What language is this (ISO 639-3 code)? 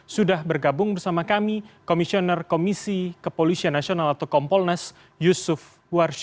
ind